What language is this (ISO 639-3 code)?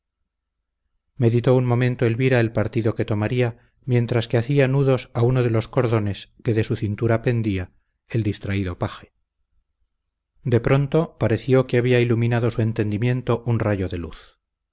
spa